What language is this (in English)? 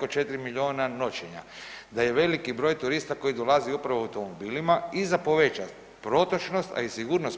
Croatian